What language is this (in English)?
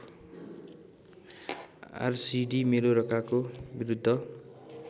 Nepali